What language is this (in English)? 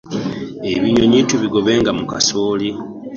Ganda